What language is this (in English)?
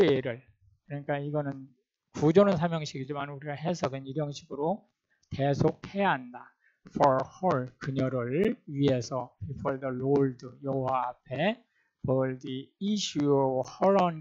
Korean